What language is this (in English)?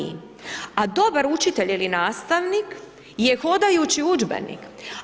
Croatian